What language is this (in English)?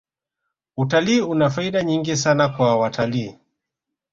Swahili